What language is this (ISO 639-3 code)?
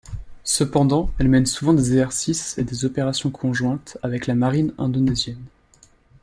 fra